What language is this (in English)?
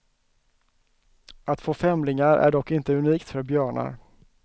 Swedish